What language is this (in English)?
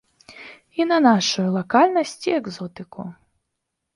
Belarusian